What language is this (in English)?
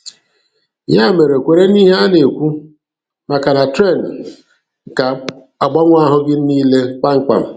Igbo